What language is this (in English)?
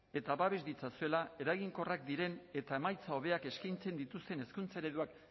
Basque